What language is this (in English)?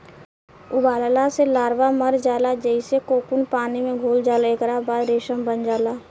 Bhojpuri